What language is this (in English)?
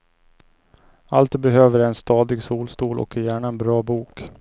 Swedish